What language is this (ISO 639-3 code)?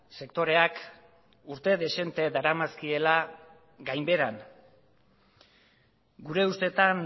eus